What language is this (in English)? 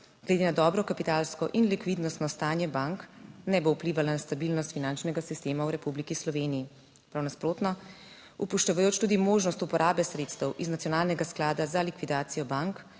Slovenian